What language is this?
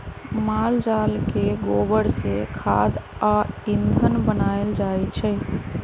Magahi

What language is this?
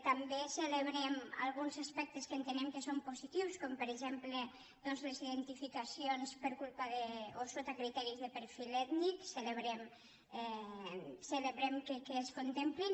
Catalan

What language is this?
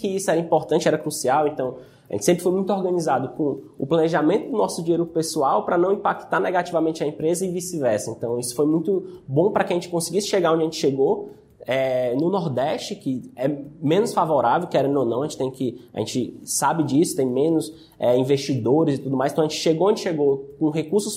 Portuguese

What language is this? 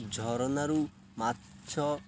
Odia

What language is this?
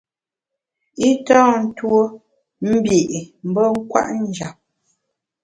Bamun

